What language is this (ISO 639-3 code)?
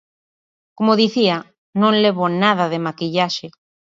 glg